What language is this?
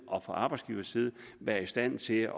Danish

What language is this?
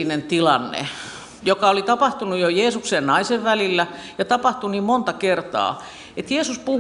Finnish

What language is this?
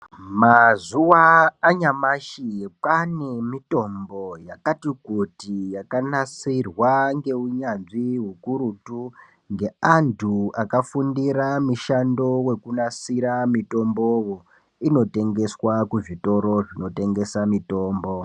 Ndau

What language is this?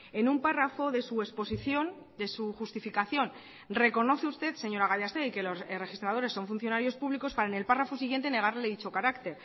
Spanish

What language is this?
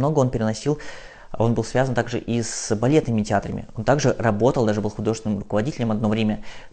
Russian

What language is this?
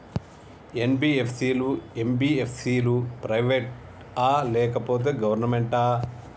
Telugu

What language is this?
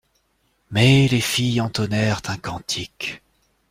French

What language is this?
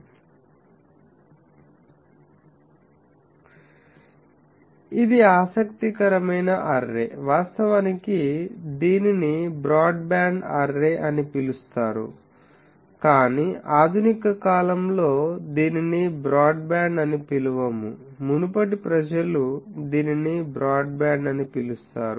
Telugu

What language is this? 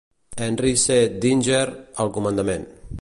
Catalan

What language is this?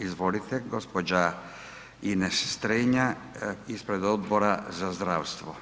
Croatian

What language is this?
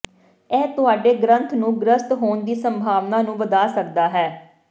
Punjabi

